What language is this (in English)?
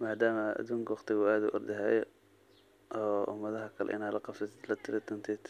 Somali